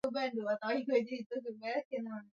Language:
Swahili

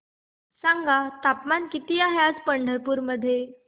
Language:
Marathi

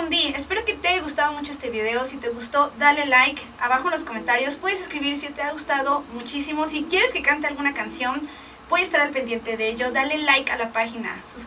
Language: Spanish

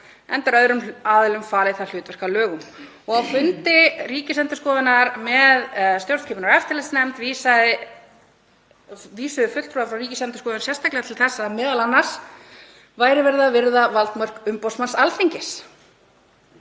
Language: Icelandic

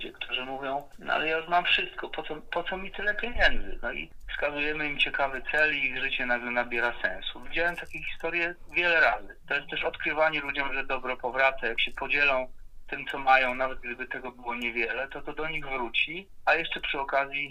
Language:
Polish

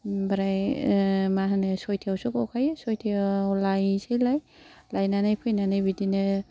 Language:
Bodo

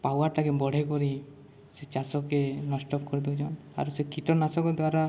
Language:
Odia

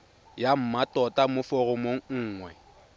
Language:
Tswana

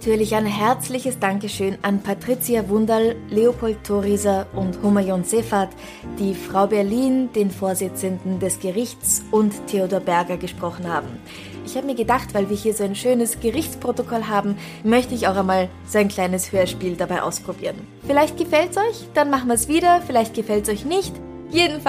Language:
German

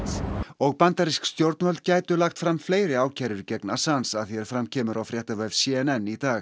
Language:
Icelandic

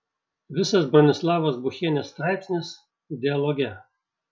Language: Lithuanian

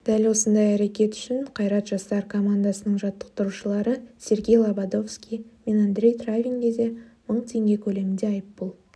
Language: Kazakh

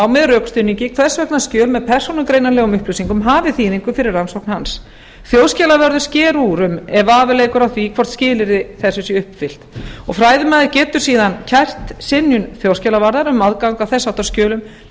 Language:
Icelandic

